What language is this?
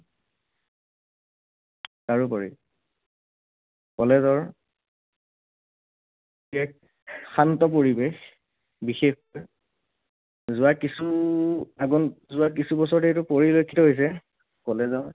Assamese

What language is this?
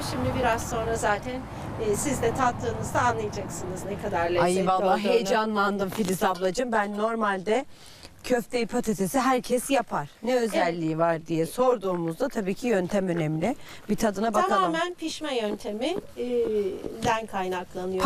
Turkish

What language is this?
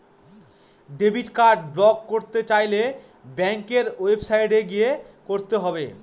Bangla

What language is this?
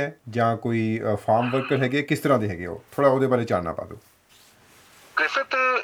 Punjabi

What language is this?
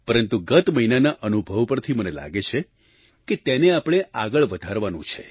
Gujarati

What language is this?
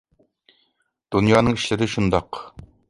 Uyghur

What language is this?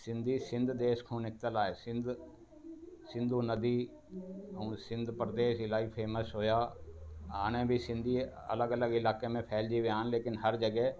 Sindhi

